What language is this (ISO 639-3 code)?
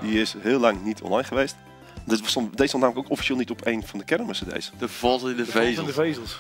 nld